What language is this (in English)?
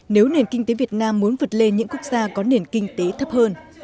Vietnamese